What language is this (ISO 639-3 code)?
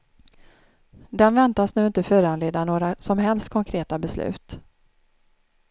swe